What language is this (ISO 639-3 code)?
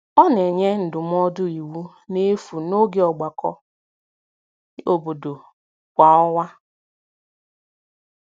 ibo